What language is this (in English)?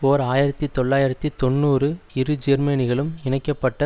Tamil